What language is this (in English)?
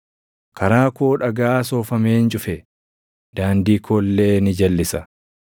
Oromo